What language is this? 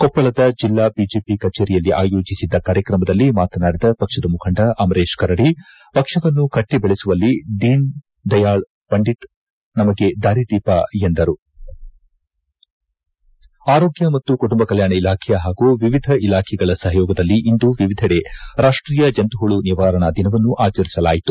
Kannada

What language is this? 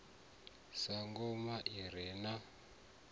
Venda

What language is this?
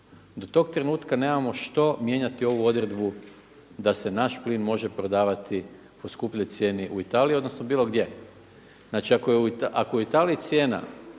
Croatian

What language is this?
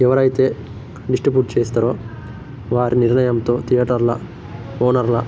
Telugu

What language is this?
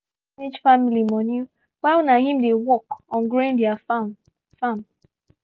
Nigerian Pidgin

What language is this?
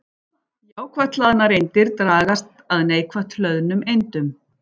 Icelandic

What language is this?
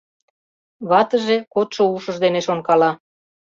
Mari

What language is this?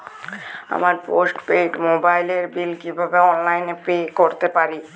Bangla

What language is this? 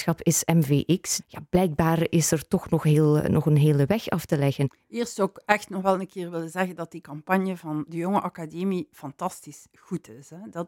Dutch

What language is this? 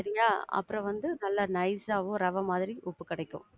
Tamil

